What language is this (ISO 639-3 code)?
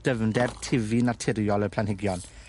cym